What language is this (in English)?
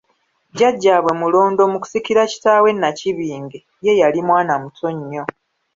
Ganda